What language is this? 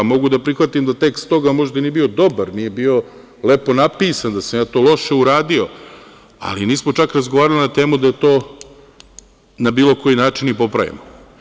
Serbian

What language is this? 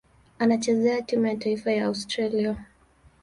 Swahili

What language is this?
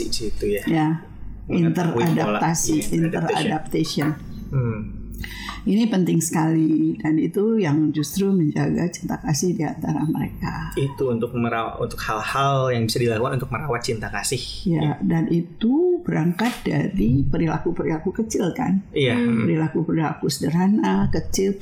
Indonesian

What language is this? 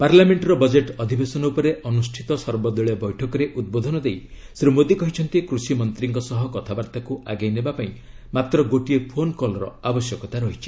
Odia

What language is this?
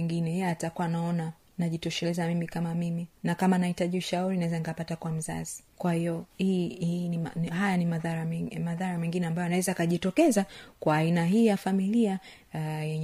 Swahili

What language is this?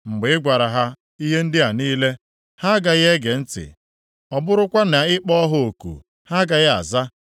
Igbo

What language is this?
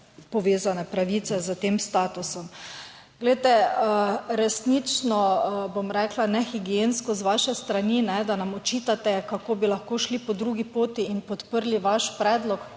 Slovenian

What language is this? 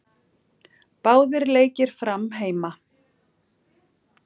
Icelandic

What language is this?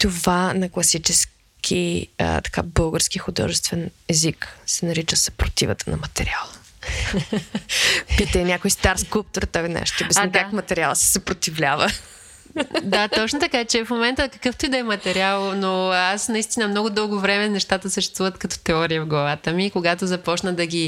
Bulgarian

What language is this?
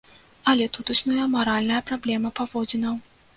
Belarusian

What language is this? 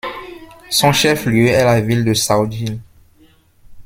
French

